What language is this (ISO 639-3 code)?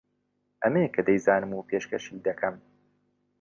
ckb